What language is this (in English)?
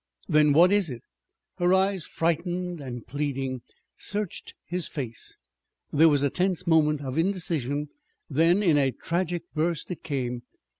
English